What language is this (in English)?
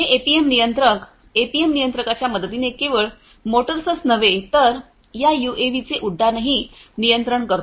Marathi